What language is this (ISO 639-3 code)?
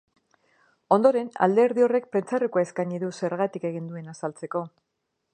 eus